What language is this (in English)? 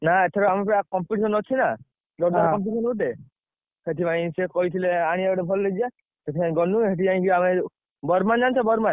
Odia